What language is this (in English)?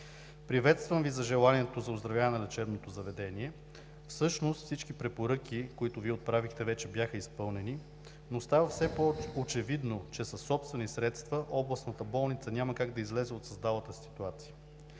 Bulgarian